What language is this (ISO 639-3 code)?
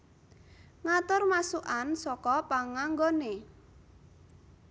jav